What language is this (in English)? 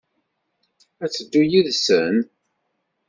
Kabyle